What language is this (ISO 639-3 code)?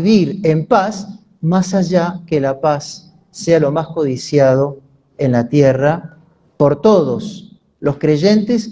spa